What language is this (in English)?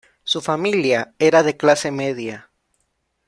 Spanish